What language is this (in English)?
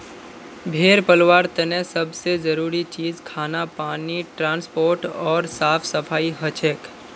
Magahi